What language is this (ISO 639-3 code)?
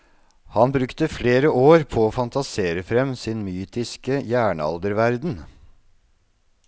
nor